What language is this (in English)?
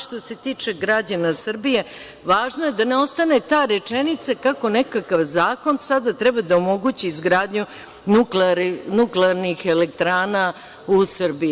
Serbian